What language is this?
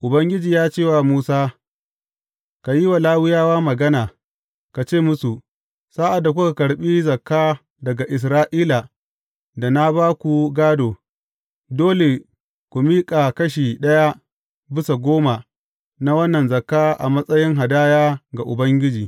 Hausa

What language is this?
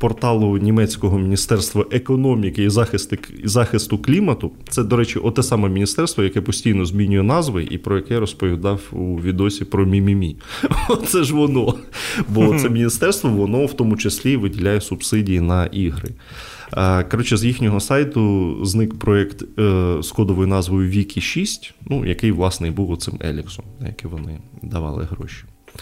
Ukrainian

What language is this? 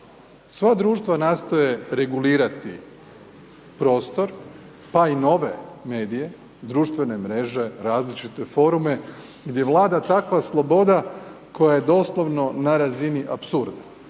Croatian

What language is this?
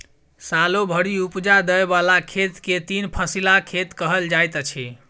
Maithili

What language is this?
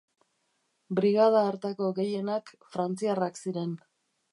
Basque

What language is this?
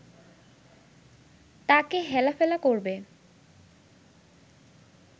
Bangla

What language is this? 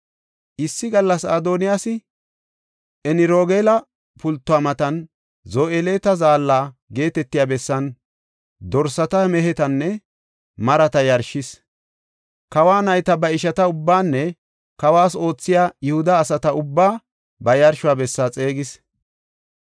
Gofa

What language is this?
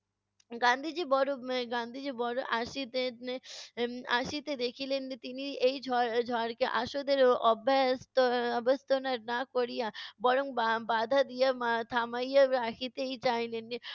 Bangla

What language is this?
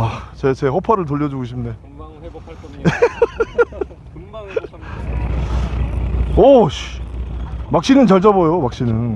Korean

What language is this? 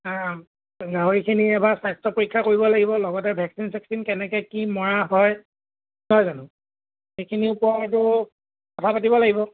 Assamese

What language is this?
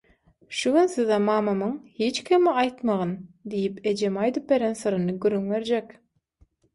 Turkmen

